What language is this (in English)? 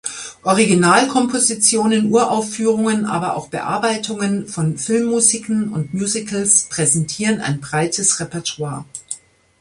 German